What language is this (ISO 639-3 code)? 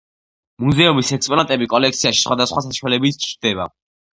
kat